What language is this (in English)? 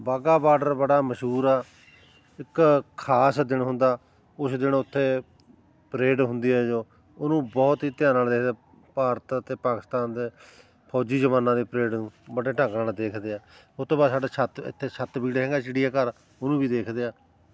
Punjabi